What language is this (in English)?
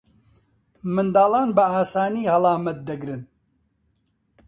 Central Kurdish